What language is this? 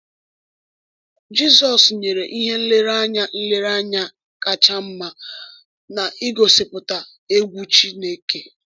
Igbo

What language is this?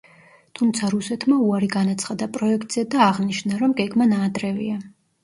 Georgian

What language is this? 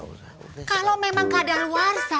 Indonesian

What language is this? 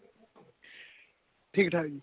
Punjabi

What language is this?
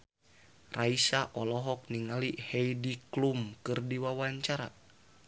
Sundanese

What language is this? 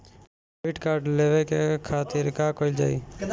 Bhojpuri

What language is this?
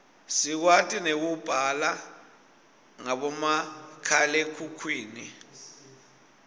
Swati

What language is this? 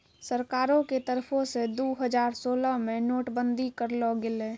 Maithili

